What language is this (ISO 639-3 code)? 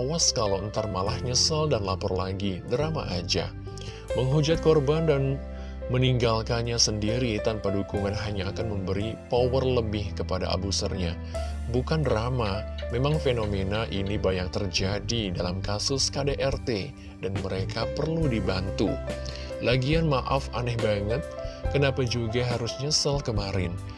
ind